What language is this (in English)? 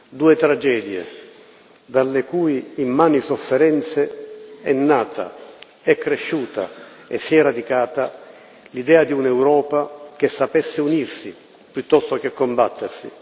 Italian